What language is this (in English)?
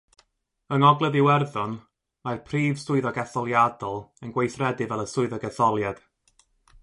Welsh